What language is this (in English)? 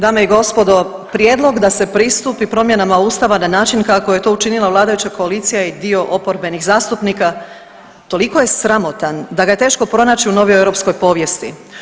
Croatian